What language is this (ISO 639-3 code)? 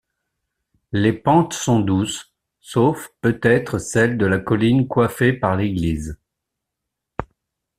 fra